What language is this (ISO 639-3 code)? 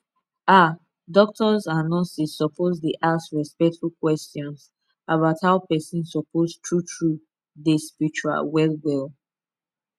pcm